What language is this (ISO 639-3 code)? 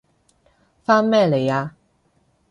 yue